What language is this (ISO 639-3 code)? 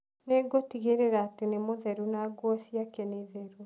kik